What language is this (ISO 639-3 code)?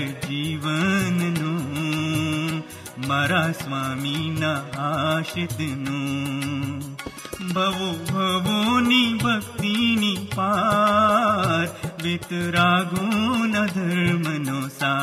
guj